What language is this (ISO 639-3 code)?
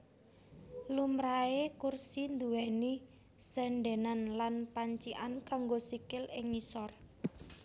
jav